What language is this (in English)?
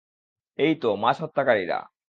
Bangla